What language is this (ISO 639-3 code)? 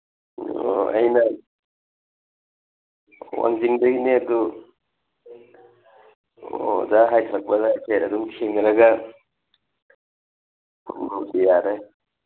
mni